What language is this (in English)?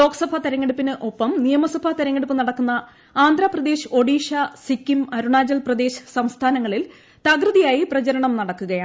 Malayalam